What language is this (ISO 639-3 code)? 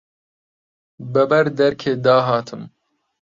ckb